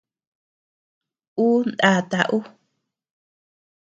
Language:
Tepeuxila Cuicatec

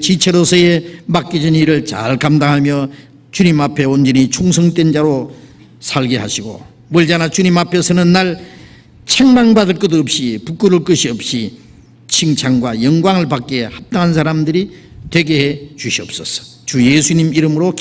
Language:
Korean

